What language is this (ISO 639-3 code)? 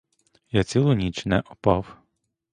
ukr